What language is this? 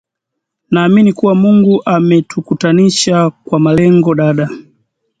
Swahili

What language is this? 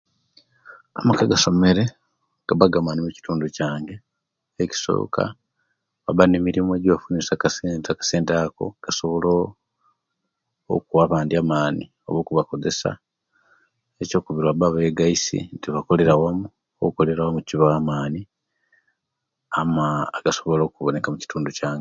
Kenyi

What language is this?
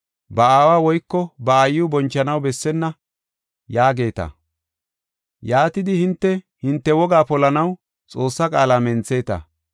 Gofa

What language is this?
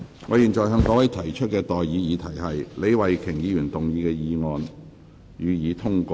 Cantonese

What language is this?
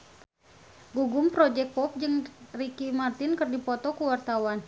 Sundanese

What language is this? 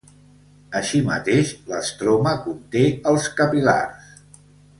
Catalan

